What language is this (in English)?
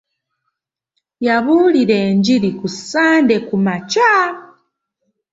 Ganda